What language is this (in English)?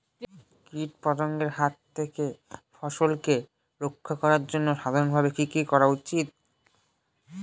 Bangla